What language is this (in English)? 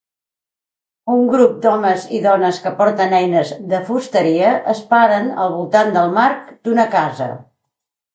Catalan